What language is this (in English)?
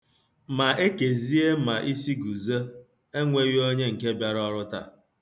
Igbo